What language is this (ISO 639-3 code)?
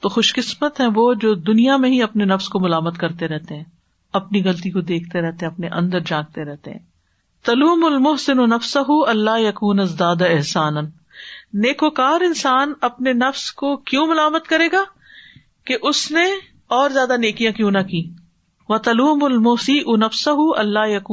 urd